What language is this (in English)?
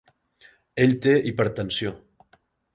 Catalan